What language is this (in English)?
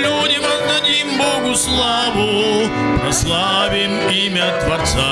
Russian